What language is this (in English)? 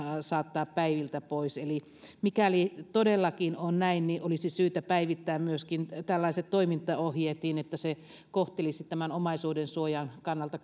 Finnish